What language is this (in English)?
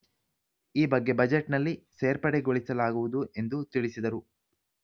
Kannada